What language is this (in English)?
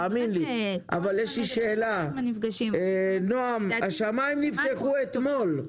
Hebrew